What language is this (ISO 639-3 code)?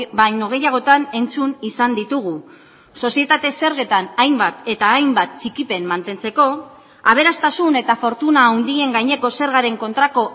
eus